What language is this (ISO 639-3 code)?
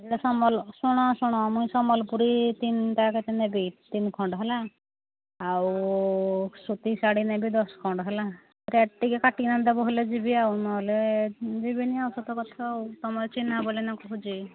ori